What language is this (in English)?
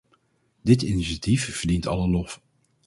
Dutch